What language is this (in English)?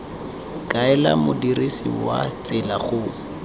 Tswana